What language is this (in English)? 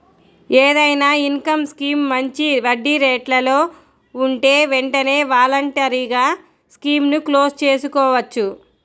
Telugu